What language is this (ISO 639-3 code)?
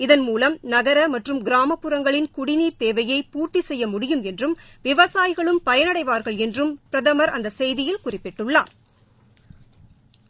tam